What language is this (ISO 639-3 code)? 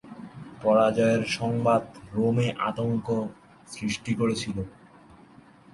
ben